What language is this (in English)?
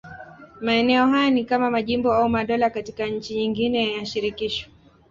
Swahili